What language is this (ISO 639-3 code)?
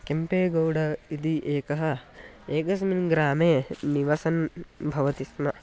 san